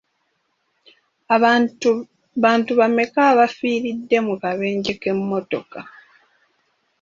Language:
Ganda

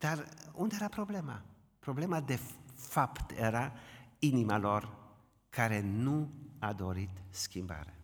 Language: Romanian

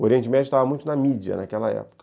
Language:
Portuguese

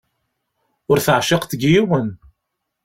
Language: Kabyle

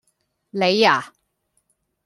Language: Cantonese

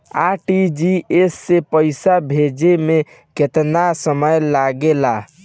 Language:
Bhojpuri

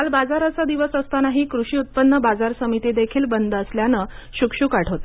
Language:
Marathi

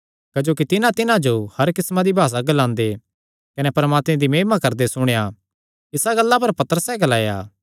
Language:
Kangri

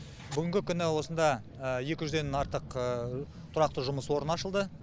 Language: Kazakh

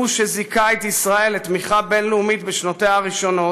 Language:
Hebrew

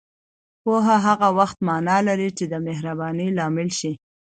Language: Pashto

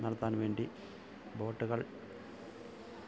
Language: Malayalam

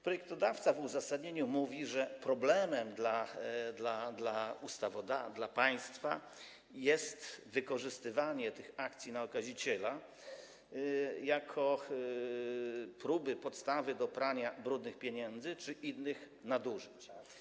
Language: Polish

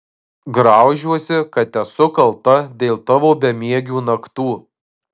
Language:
Lithuanian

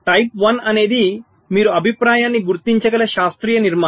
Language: Telugu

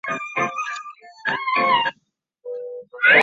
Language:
Chinese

